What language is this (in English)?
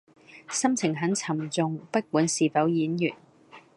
Cantonese